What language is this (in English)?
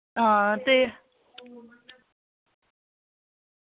Dogri